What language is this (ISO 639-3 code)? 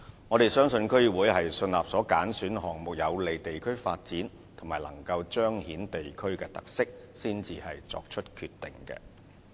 yue